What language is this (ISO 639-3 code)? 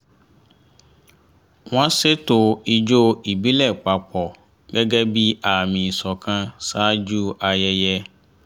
yor